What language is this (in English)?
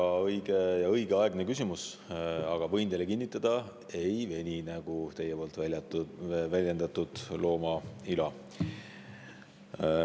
Estonian